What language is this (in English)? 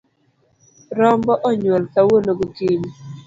Luo (Kenya and Tanzania)